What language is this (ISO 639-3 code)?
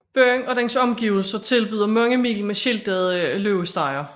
dan